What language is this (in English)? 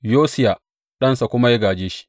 Hausa